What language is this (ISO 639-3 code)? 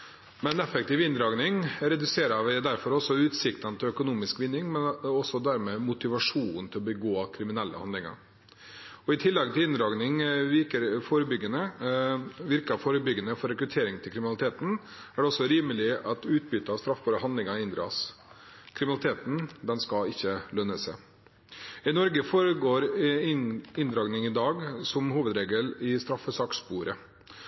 nob